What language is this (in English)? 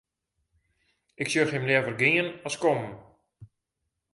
Western Frisian